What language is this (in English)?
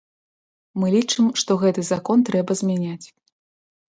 Belarusian